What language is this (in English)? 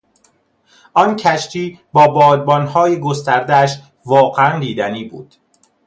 Persian